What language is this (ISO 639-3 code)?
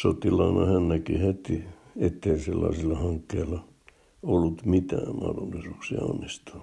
fin